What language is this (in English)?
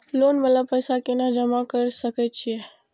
Maithili